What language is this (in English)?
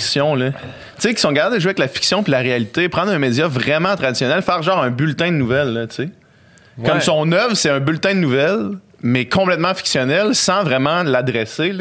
French